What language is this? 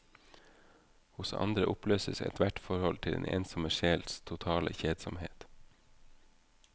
Norwegian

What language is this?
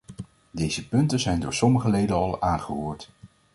Dutch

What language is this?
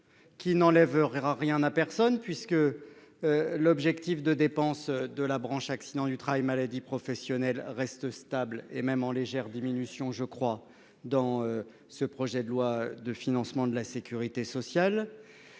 French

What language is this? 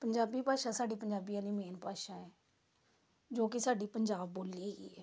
Punjabi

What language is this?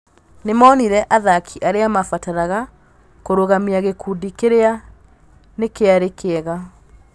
Kikuyu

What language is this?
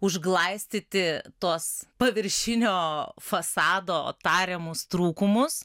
Lithuanian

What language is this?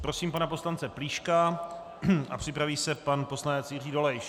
Czech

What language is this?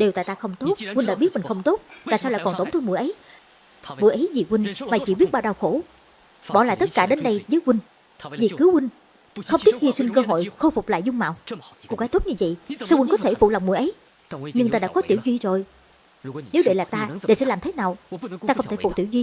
Vietnamese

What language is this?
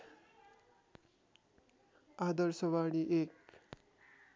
Nepali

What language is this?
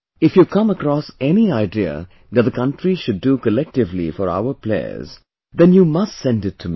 English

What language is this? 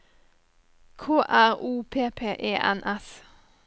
Norwegian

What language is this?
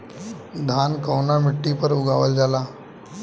Bhojpuri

